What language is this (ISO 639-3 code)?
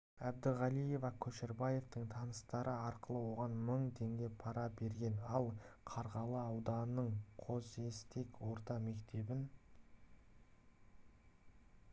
kaz